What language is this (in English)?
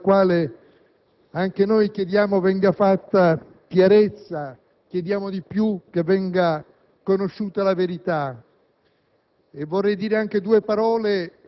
Italian